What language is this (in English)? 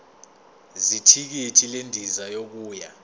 Zulu